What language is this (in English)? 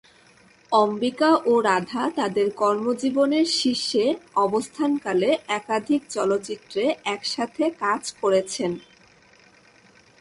Bangla